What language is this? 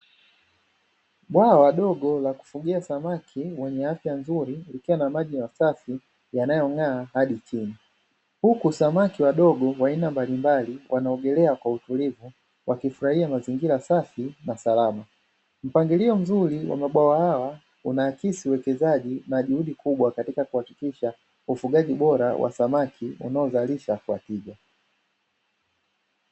Swahili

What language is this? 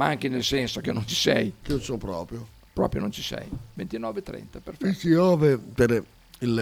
Italian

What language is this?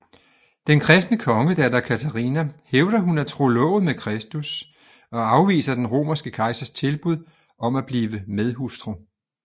Danish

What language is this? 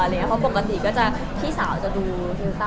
Thai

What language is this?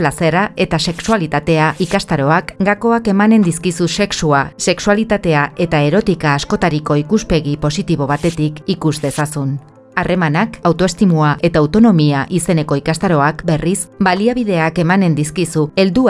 Basque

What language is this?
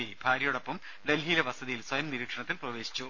Malayalam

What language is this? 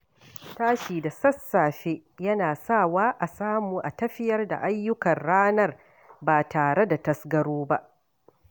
Hausa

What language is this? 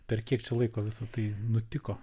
Lithuanian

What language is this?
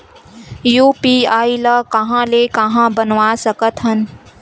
Chhattisgarhi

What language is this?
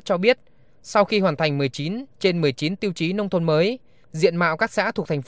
Vietnamese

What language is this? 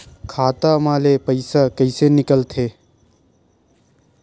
Chhattisgarhi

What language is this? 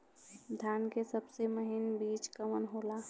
Bhojpuri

